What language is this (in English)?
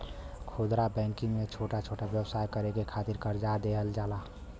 Bhojpuri